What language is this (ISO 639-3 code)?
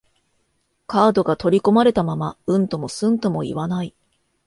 jpn